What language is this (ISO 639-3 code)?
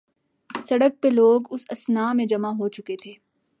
urd